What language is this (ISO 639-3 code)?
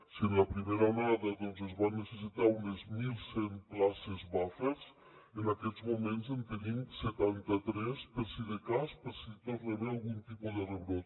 cat